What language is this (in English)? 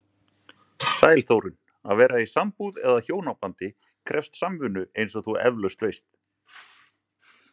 Icelandic